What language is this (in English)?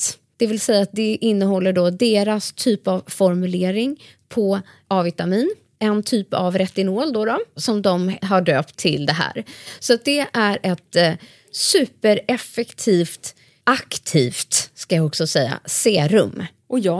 Swedish